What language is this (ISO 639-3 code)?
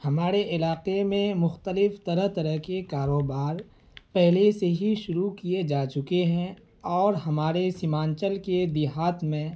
urd